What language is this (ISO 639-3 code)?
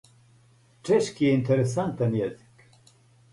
srp